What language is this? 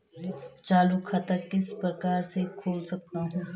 Hindi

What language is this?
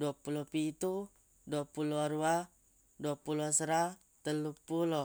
Buginese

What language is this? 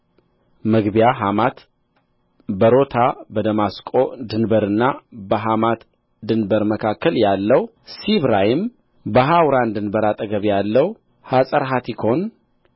Amharic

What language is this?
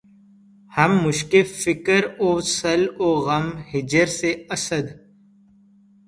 Urdu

